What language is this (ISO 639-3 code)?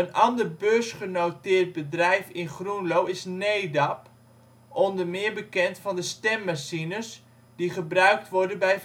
nld